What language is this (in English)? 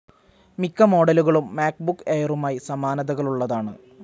Malayalam